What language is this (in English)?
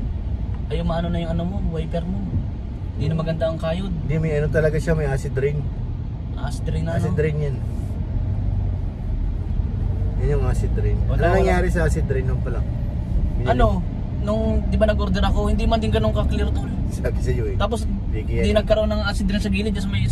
Filipino